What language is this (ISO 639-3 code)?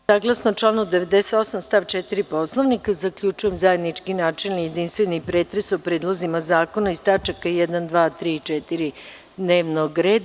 srp